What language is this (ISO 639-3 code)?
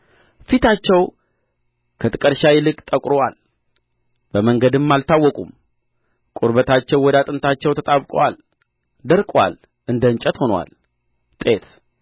amh